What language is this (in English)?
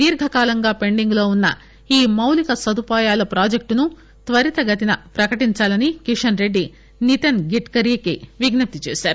Telugu